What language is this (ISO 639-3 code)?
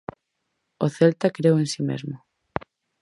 glg